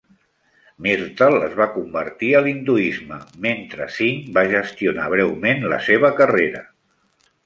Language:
Catalan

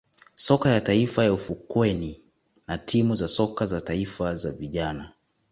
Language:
Swahili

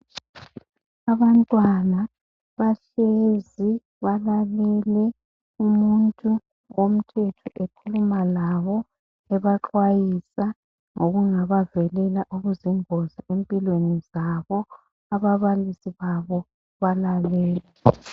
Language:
North Ndebele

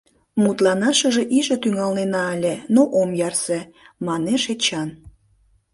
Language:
Mari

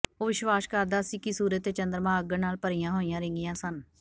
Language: Punjabi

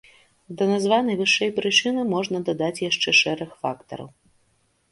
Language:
Belarusian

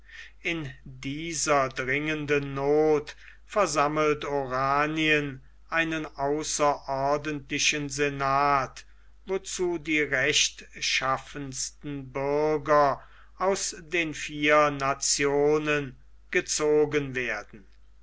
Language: German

